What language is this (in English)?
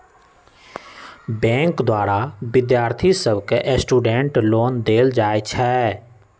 Magahi